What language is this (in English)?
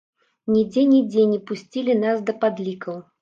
Belarusian